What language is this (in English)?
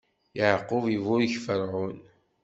Kabyle